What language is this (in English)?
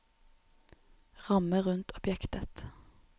Norwegian